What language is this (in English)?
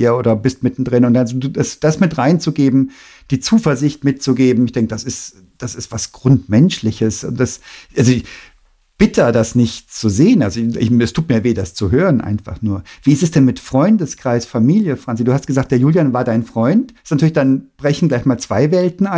German